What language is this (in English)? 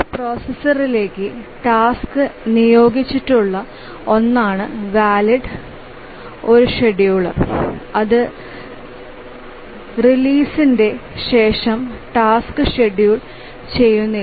Malayalam